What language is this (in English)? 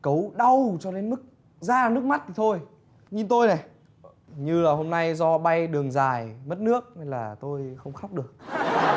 Vietnamese